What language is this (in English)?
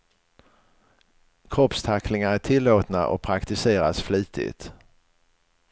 Swedish